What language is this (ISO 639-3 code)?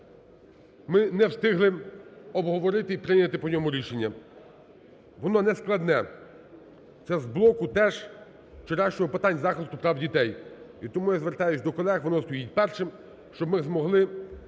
ukr